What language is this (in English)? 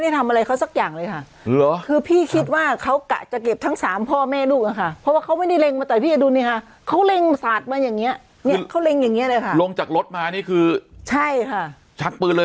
Thai